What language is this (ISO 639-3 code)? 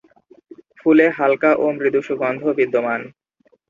ben